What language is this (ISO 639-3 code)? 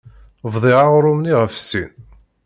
kab